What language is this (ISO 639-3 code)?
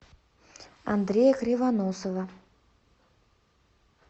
rus